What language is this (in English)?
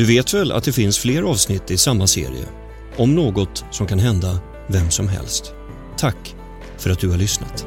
Swedish